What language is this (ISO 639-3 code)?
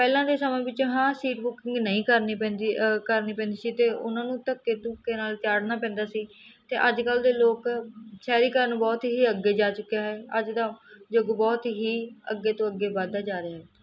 pan